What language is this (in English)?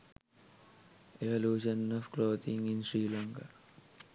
Sinhala